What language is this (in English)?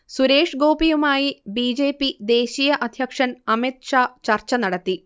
Malayalam